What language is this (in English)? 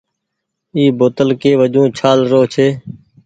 Goaria